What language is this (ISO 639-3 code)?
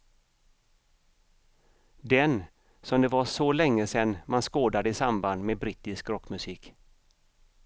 swe